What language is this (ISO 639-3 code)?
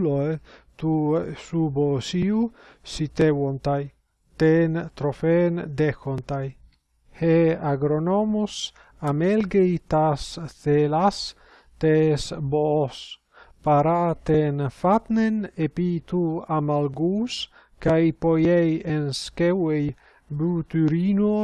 ell